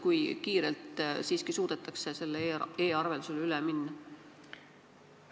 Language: Estonian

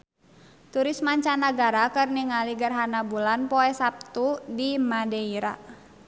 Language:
Sundanese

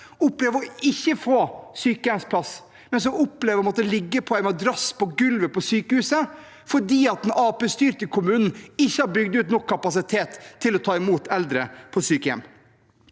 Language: Norwegian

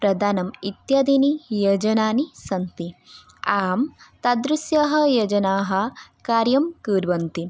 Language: Sanskrit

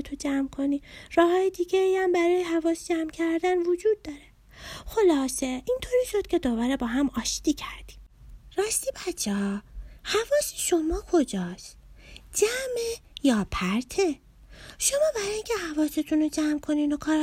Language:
Persian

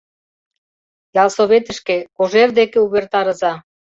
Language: Mari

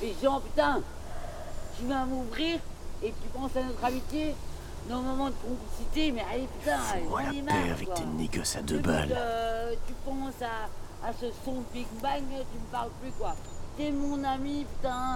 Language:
French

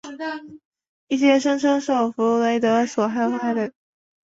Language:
Chinese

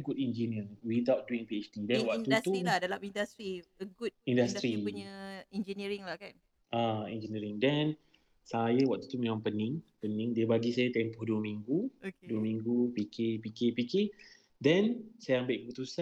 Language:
Malay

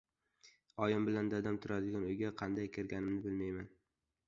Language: Uzbek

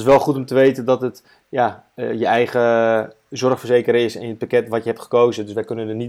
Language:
Dutch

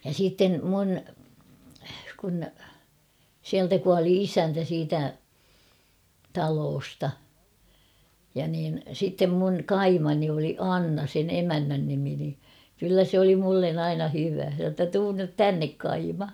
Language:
Finnish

